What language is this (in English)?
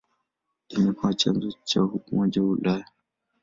Swahili